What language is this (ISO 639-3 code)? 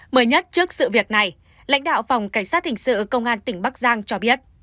vie